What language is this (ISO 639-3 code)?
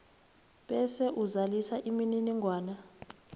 nbl